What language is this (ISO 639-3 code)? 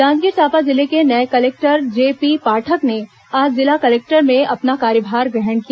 hin